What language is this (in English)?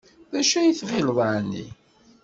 Kabyle